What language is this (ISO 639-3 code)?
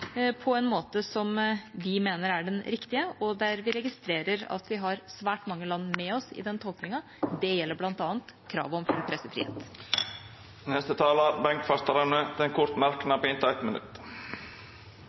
nor